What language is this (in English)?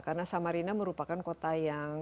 Indonesian